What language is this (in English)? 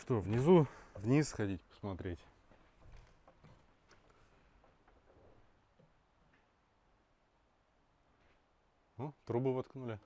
Russian